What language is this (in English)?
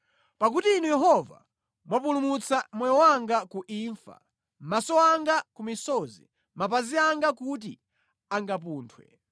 Nyanja